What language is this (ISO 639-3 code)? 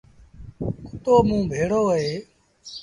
sbn